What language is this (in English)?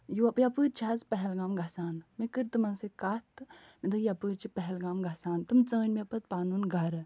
Kashmiri